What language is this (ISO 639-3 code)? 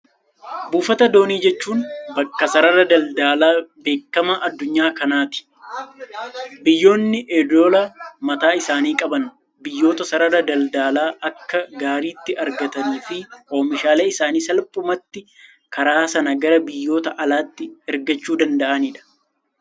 orm